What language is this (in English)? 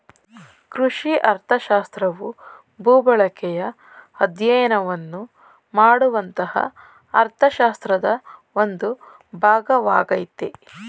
Kannada